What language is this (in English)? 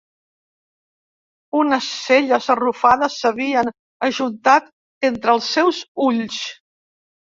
Catalan